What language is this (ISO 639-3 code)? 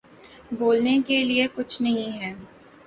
urd